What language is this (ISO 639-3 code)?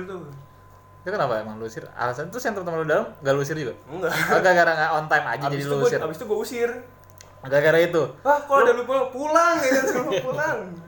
ind